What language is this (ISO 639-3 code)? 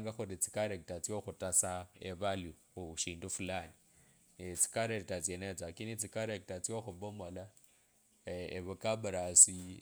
lkb